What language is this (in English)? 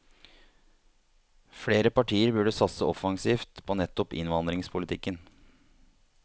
Norwegian